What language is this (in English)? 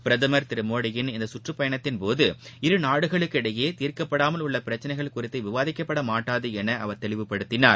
Tamil